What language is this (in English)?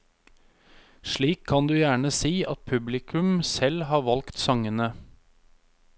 Norwegian